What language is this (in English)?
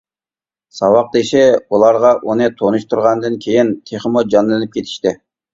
Uyghur